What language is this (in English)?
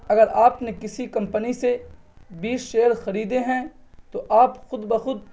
Urdu